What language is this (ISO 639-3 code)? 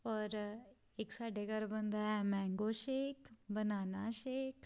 pan